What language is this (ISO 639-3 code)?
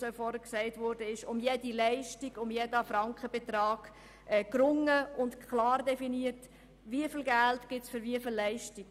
gsw